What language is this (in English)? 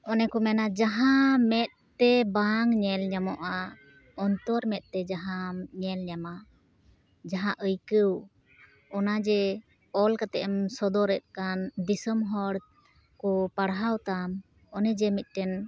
Santali